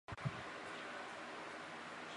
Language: Chinese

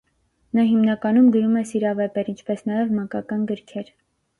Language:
Armenian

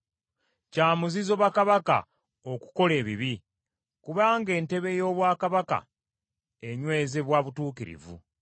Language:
Ganda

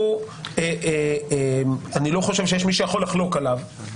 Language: Hebrew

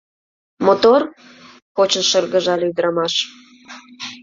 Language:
Mari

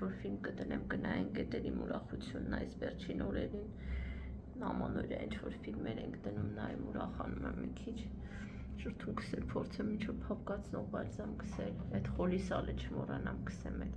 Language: Romanian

